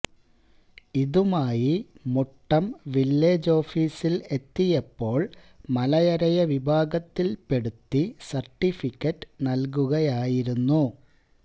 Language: Malayalam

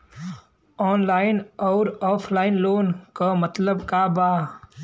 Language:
Bhojpuri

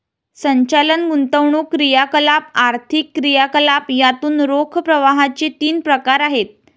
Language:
Marathi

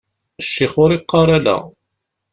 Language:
Kabyle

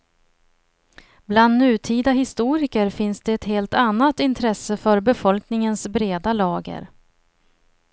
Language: Swedish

